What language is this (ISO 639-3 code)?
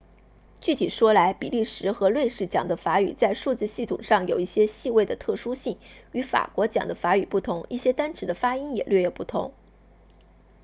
zho